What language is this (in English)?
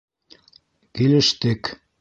Bashkir